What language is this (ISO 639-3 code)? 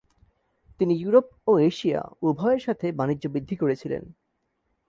ben